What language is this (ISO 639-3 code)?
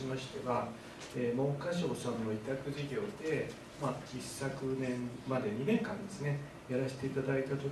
jpn